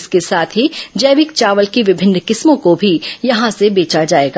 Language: Hindi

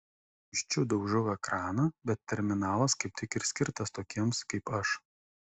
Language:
Lithuanian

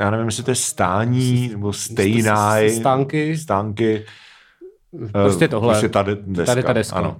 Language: Czech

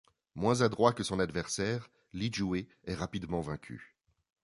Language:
French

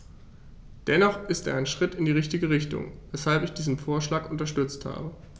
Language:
German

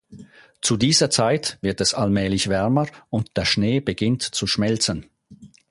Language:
German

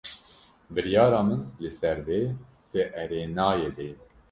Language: Kurdish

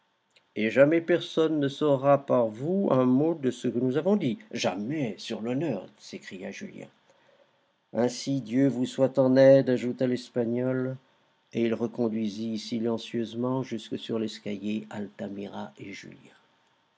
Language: French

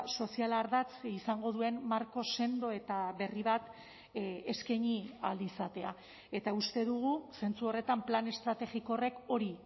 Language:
Basque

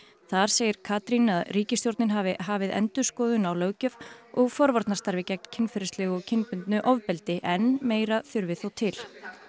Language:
Icelandic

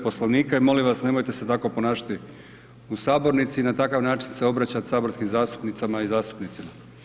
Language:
Croatian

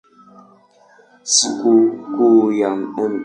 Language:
Swahili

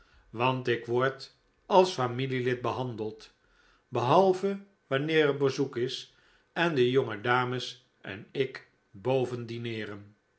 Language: Dutch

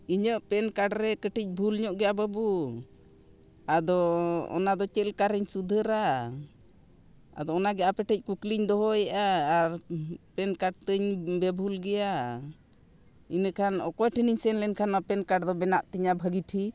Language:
Santali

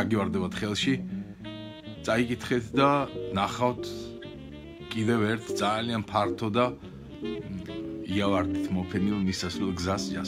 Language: Romanian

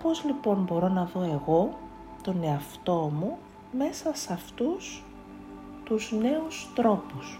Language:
Greek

